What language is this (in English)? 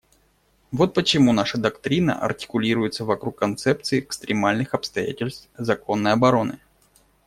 Russian